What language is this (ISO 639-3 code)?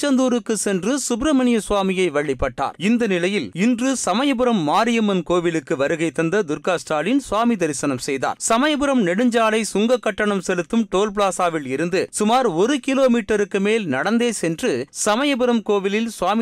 tam